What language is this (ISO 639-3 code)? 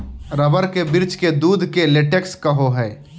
mag